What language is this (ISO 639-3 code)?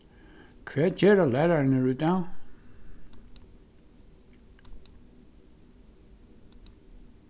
fao